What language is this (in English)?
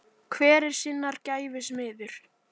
Icelandic